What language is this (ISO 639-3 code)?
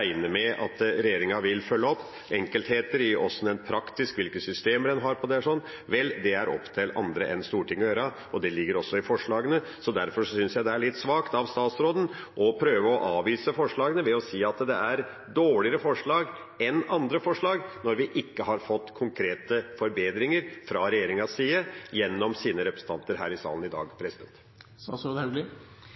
nob